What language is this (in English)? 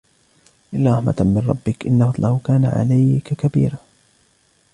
Arabic